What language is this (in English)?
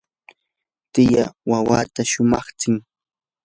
Yanahuanca Pasco Quechua